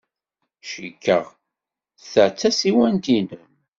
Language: Kabyle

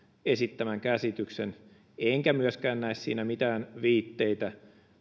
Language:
Finnish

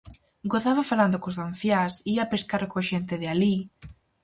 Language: Galician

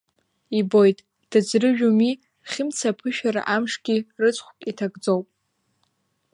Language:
Abkhazian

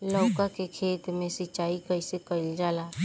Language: Bhojpuri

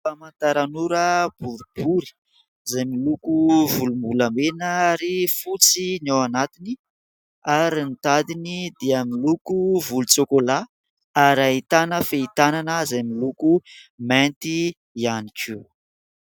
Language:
Malagasy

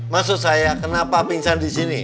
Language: Indonesian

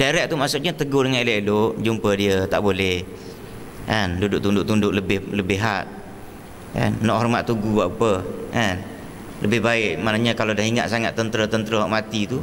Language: Malay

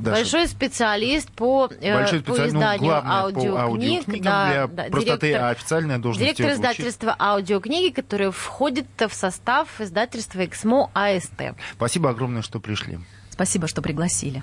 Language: Russian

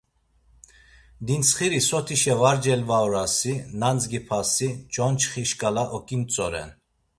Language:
Laz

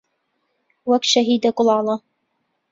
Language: Central Kurdish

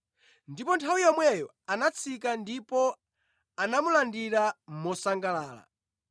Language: Nyanja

